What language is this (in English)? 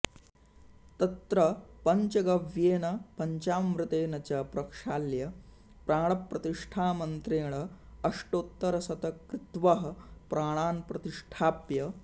Sanskrit